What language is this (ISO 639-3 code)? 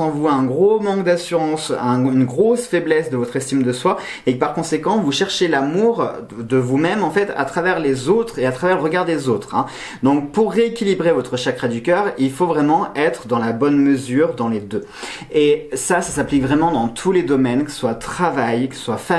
fra